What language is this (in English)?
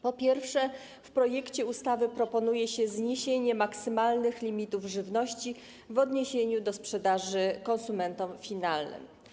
Polish